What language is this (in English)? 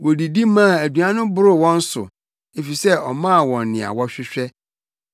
Akan